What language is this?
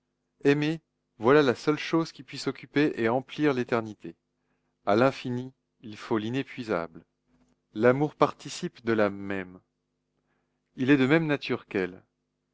French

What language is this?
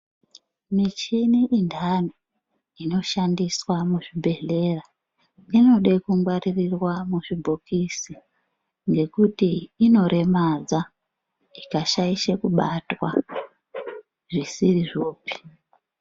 Ndau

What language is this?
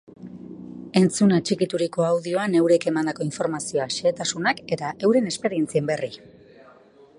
Basque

